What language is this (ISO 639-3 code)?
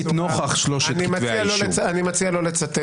heb